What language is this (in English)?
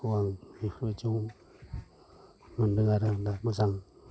Bodo